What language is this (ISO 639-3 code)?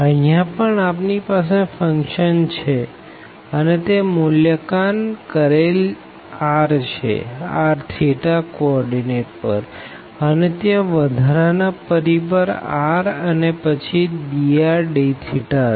guj